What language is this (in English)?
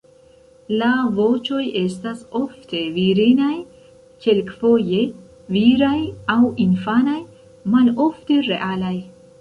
Esperanto